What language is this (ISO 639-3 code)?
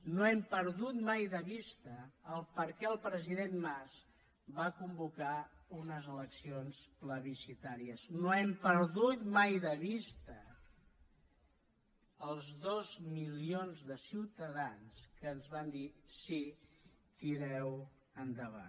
cat